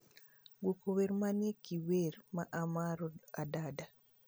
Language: Luo (Kenya and Tanzania)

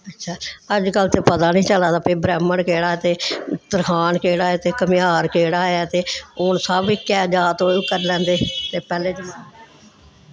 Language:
Dogri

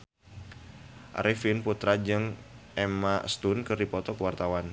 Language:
Sundanese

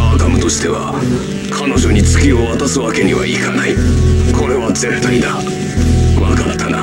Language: Japanese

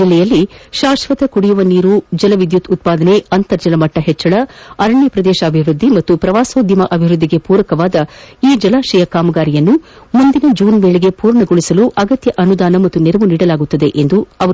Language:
Kannada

